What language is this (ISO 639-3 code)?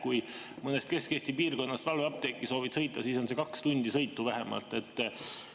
est